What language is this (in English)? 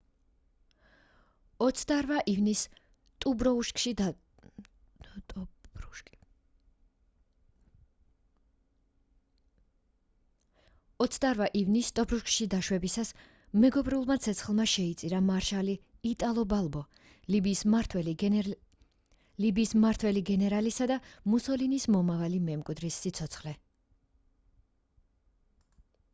Georgian